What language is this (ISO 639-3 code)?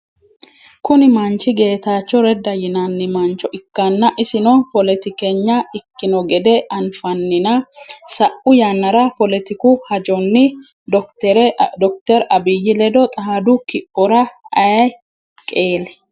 sid